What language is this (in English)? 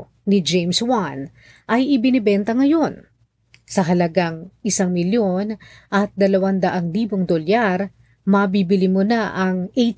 Filipino